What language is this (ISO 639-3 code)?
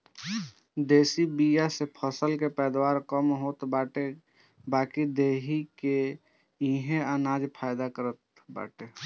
bho